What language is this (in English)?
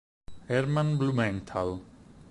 Italian